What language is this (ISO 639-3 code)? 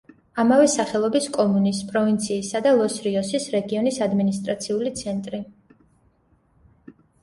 kat